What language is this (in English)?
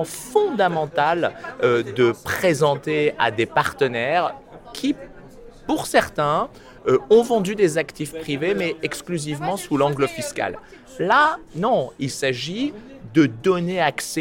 French